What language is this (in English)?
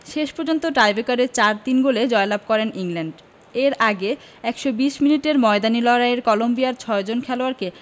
Bangla